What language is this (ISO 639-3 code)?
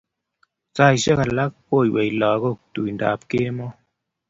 kln